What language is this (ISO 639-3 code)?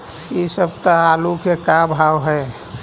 mag